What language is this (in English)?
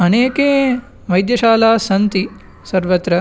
Sanskrit